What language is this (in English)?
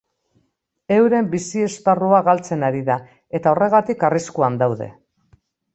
Basque